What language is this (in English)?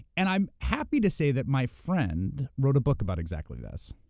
English